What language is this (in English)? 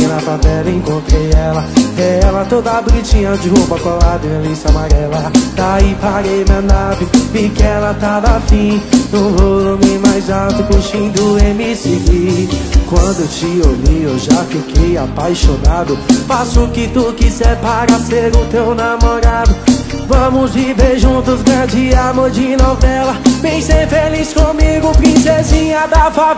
Portuguese